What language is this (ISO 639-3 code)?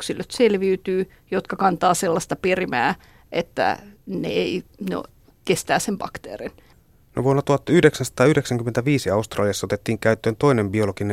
fin